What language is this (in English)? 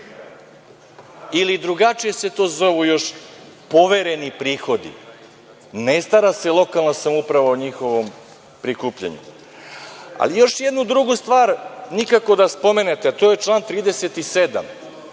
Serbian